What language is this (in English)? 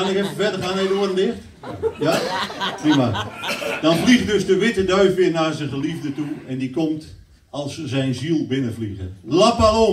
Dutch